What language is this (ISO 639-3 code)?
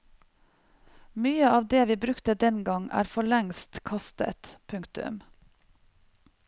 nor